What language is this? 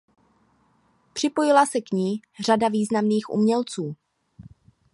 Czech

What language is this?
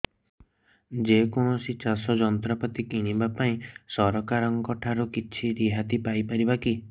Odia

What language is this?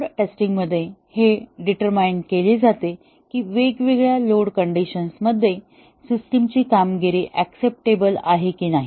Marathi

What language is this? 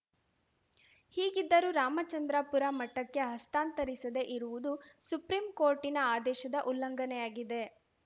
Kannada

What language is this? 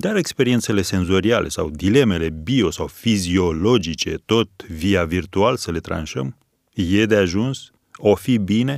Romanian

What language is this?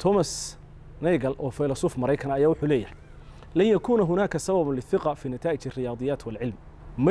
Arabic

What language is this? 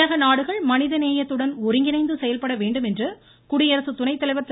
Tamil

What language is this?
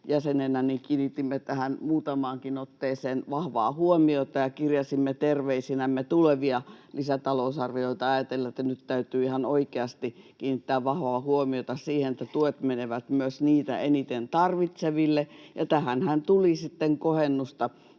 Finnish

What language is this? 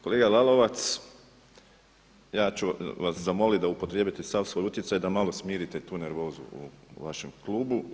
Croatian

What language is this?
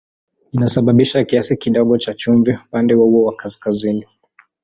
Swahili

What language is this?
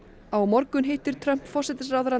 Icelandic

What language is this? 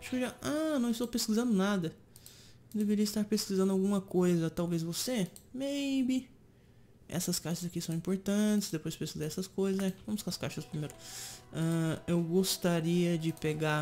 Portuguese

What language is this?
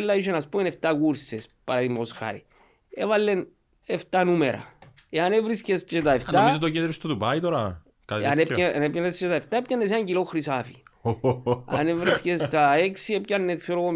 Greek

